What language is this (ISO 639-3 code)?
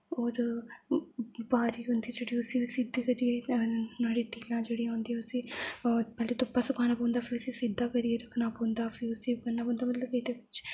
doi